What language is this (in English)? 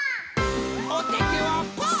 Japanese